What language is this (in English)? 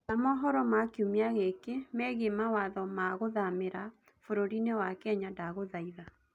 Kikuyu